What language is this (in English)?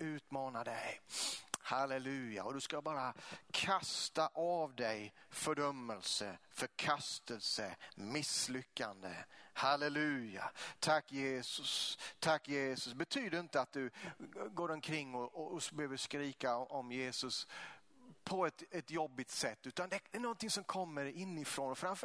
Swedish